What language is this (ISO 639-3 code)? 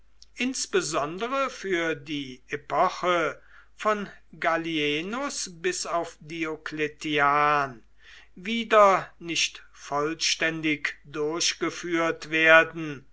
deu